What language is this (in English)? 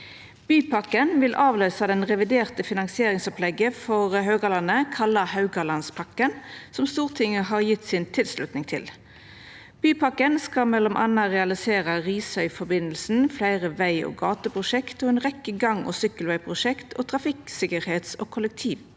Norwegian